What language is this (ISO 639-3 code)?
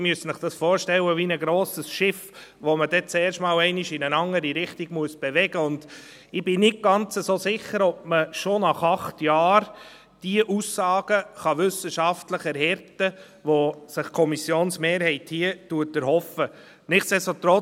gsw